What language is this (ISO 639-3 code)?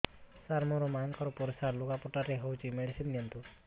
ori